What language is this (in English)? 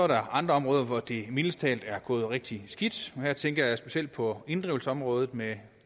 Danish